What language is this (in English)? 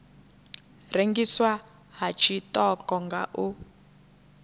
Venda